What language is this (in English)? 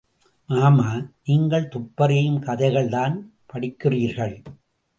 Tamil